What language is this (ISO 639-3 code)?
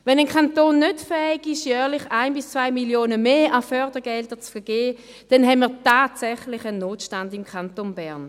gsw